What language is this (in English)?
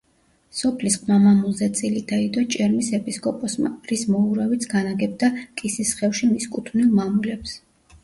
Georgian